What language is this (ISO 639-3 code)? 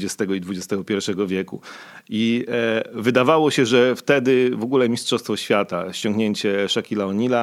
pol